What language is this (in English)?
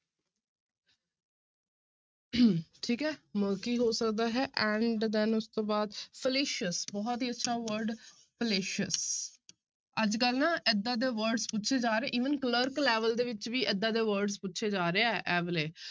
Punjabi